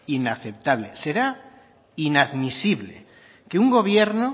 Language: Spanish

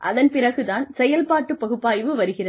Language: Tamil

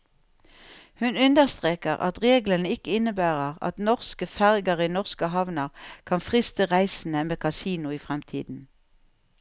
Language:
Norwegian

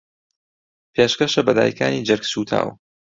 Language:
Central Kurdish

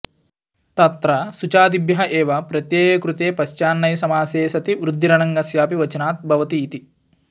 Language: Sanskrit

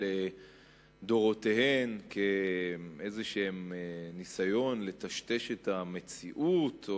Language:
Hebrew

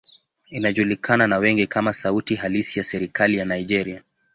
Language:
Swahili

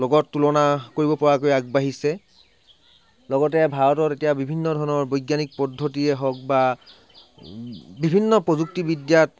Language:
Assamese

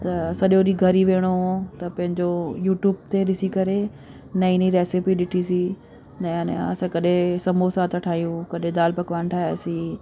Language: Sindhi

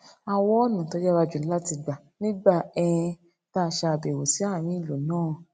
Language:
Yoruba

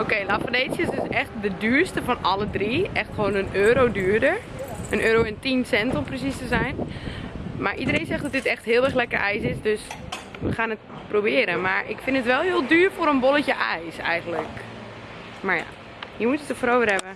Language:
Dutch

